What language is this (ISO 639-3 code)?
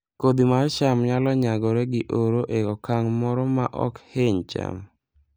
luo